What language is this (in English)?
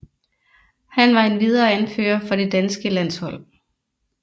Danish